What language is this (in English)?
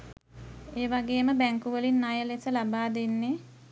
Sinhala